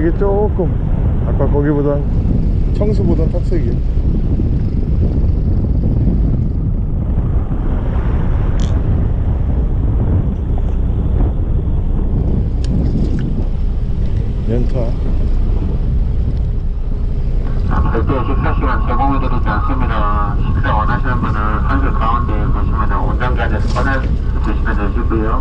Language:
Korean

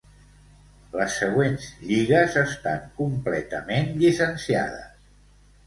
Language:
Catalan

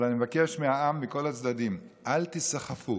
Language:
Hebrew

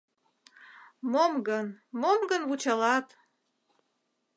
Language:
Mari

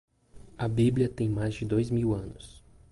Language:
Portuguese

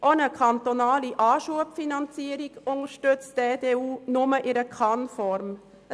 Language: Swiss German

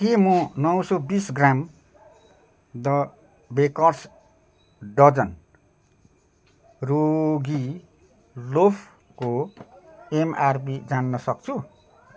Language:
Nepali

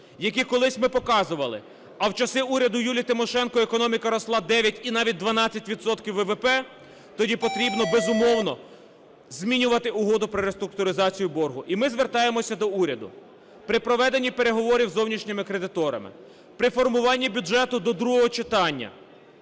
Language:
Ukrainian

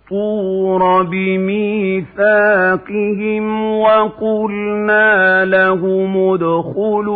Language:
Arabic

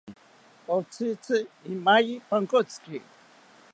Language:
South Ucayali Ashéninka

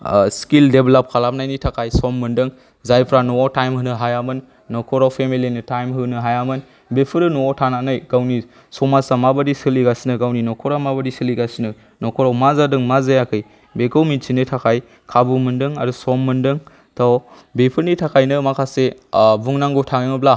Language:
Bodo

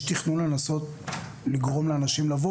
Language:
Hebrew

